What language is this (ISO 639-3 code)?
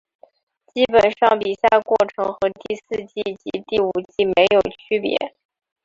zho